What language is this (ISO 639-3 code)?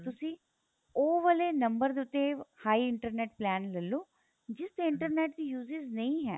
pan